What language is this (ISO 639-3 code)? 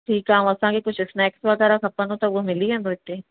snd